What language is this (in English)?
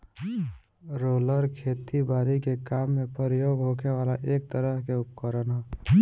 Bhojpuri